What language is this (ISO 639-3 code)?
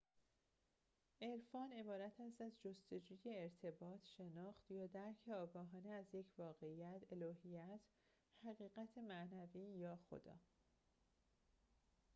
fas